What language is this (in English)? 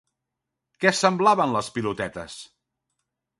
Catalan